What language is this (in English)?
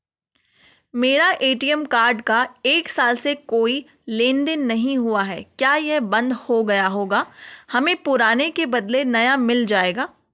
Hindi